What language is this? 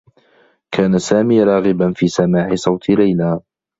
Arabic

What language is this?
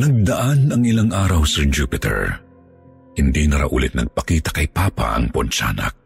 Filipino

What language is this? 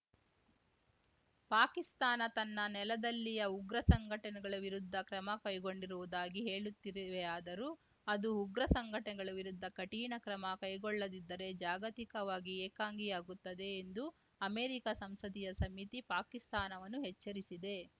Kannada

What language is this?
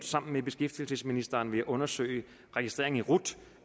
Danish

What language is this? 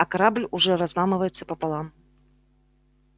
Russian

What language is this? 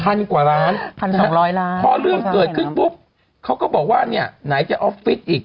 Thai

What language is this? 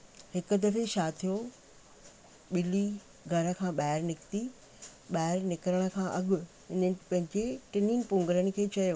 Sindhi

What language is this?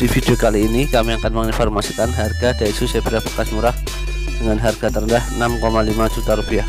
Indonesian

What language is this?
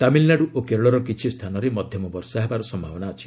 Odia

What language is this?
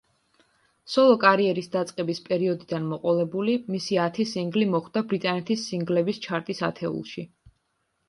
Georgian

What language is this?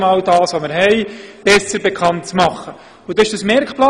Swiss German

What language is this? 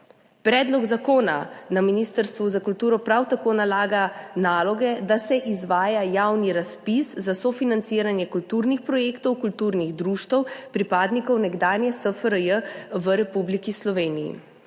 Slovenian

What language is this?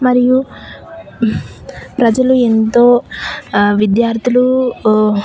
Telugu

